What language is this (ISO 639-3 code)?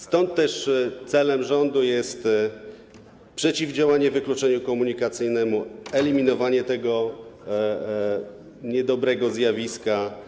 pol